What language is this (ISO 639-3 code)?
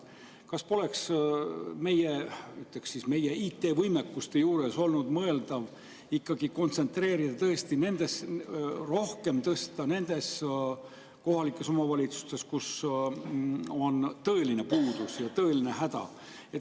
est